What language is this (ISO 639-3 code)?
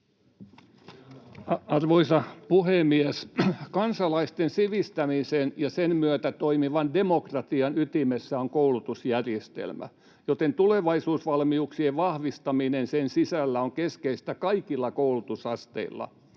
fin